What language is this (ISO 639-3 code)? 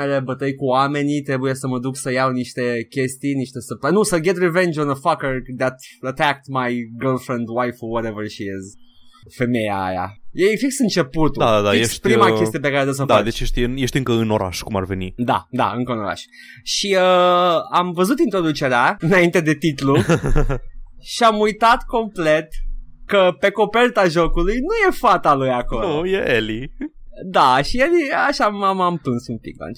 ron